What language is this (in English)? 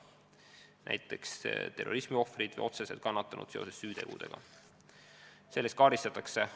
Estonian